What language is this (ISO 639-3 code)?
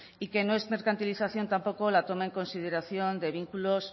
spa